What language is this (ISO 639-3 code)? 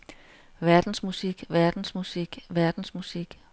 dan